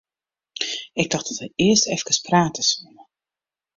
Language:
Western Frisian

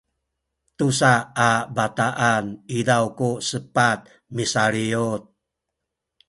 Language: Sakizaya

